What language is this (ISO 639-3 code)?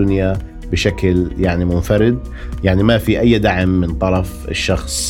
ara